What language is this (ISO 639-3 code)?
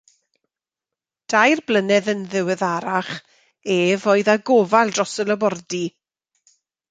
cym